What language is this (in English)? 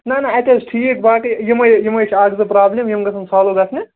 Kashmiri